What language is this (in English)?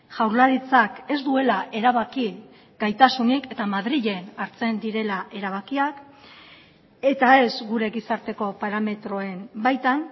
Basque